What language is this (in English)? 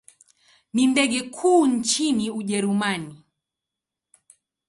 Swahili